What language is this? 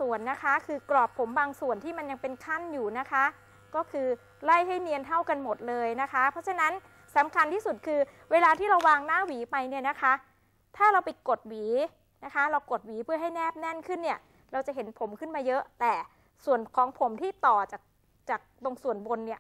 Thai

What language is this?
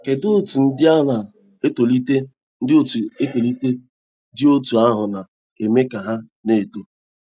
Igbo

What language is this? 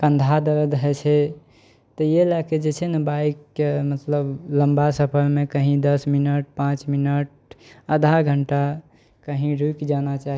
Maithili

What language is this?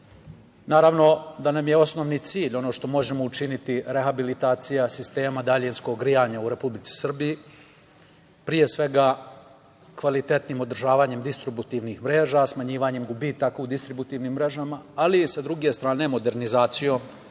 Serbian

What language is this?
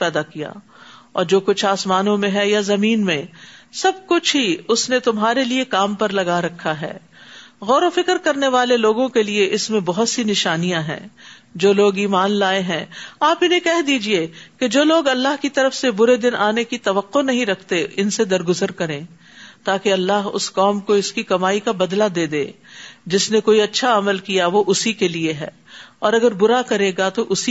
Urdu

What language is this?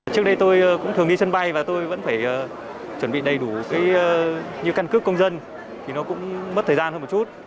Vietnamese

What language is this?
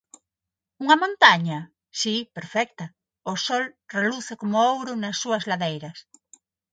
Galician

